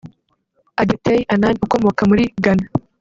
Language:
Kinyarwanda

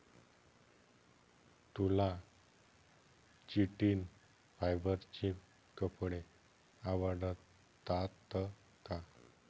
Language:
Marathi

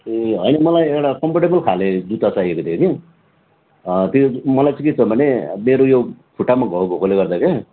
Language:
Nepali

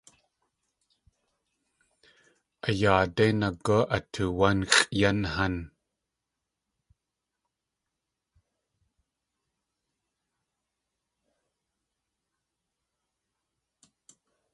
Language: Tlingit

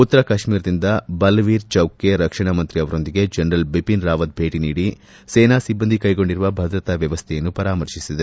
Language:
Kannada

